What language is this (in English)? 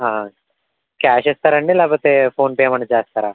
Telugu